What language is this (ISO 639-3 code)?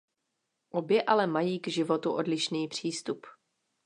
ces